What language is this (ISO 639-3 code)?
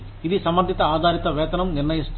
tel